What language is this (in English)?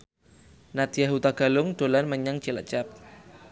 Javanese